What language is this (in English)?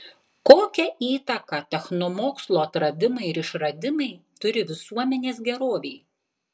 Lithuanian